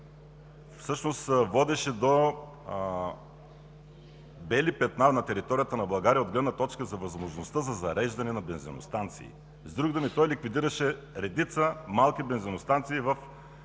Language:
Bulgarian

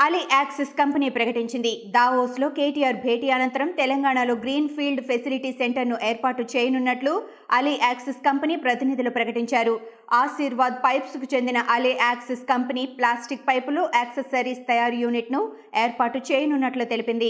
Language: Telugu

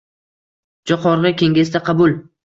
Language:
Uzbek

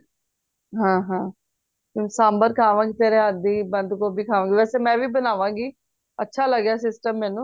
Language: Punjabi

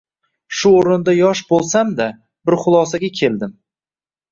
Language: Uzbek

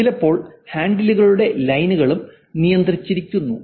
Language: Malayalam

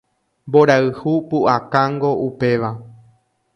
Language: Guarani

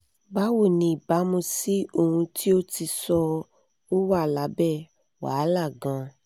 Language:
Yoruba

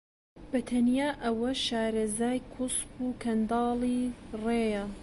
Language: Central Kurdish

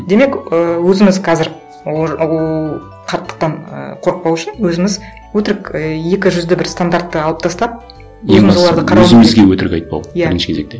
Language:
Kazakh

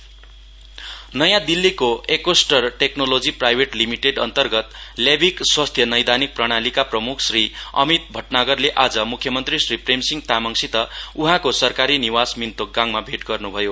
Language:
Nepali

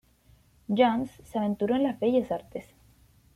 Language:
Spanish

